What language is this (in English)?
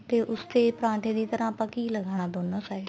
Punjabi